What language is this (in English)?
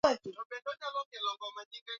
Swahili